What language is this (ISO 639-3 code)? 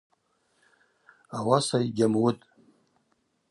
abq